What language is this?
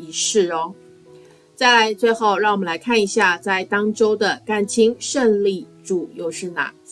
Chinese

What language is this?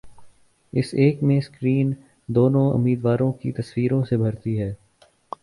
Urdu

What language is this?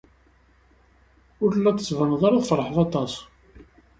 Kabyle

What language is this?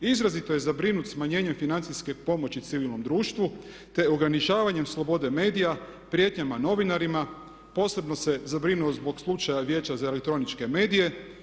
Croatian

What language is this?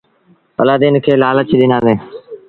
Sindhi Bhil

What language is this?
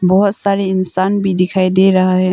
Hindi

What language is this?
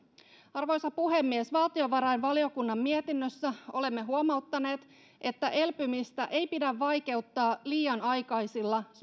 Finnish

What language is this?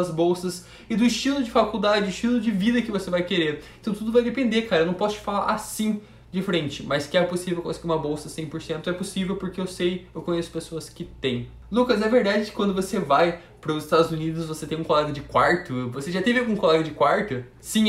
Portuguese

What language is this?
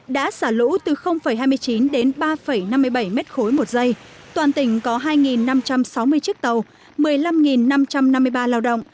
Vietnamese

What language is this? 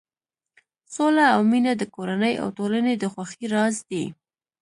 Pashto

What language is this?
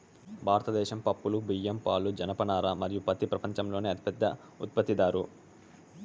Telugu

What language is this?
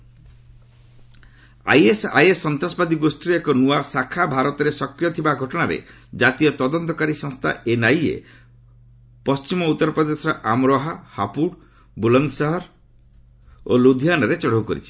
Odia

